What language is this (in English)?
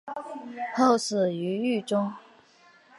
Chinese